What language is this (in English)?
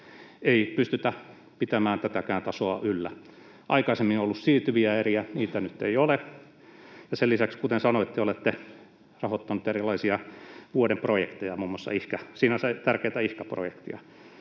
Finnish